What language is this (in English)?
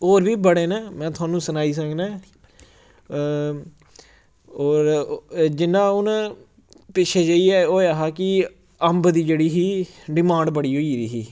Dogri